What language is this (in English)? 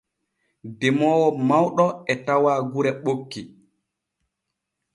Borgu Fulfulde